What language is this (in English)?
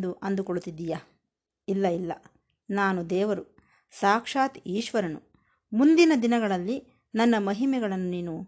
Kannada